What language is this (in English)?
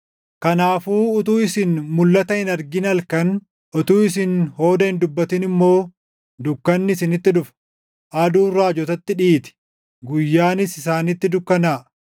Oromo